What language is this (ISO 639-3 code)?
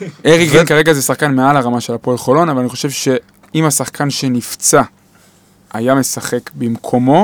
heb